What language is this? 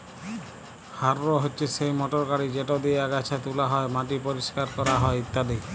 Bangla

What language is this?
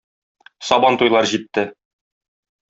Tatar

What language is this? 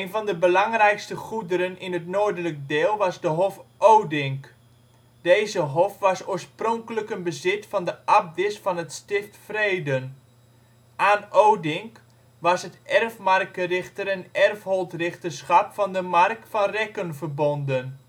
Dutch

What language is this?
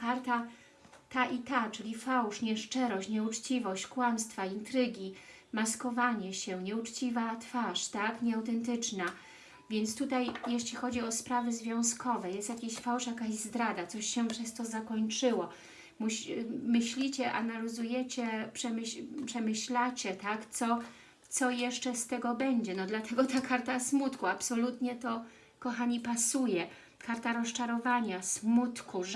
Polish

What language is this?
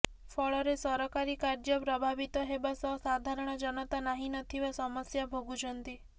Odia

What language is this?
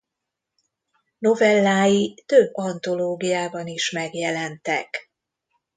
Hungarian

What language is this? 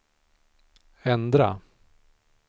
Swedish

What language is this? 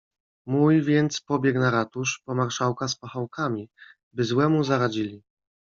Polish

